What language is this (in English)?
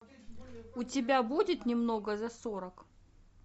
Russian